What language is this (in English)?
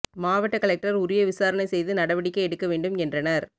Tamil